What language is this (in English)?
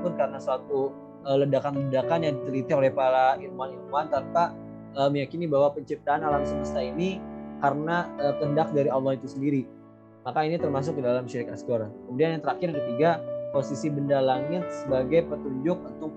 Indonesian